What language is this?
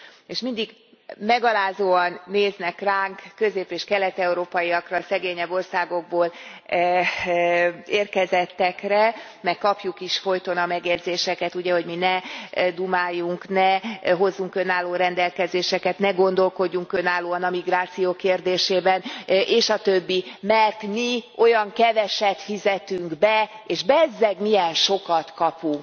Hungarian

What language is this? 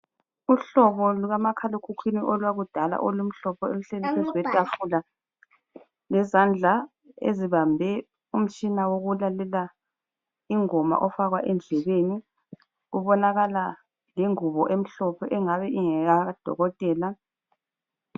North Ndebele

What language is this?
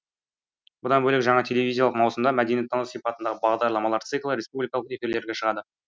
Kazakh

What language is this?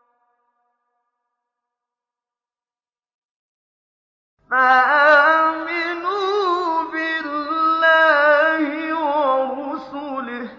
Arabic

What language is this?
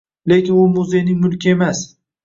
Uzbek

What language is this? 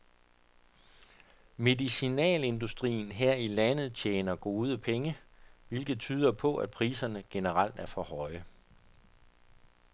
Danish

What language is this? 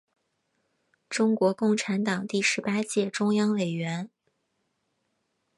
Chinese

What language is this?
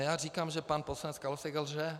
Czech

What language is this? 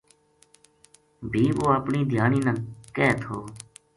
Gujari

